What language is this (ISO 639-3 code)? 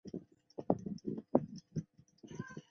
zho